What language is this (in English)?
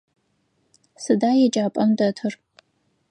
Adyghe